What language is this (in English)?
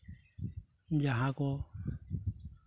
Santali